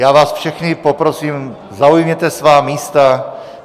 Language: Czech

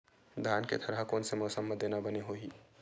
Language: Chhattisgarhi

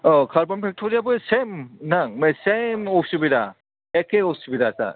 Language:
Bodo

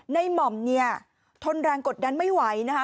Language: Thai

